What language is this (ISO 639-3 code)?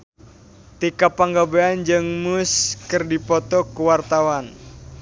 sun